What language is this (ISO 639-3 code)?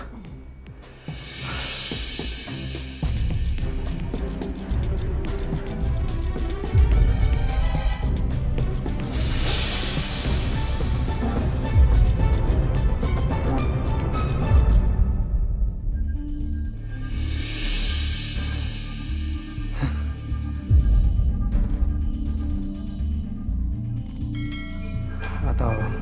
ind